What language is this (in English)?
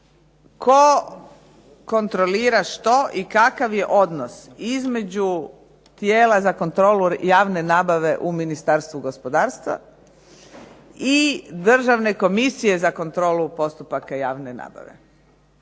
Croatian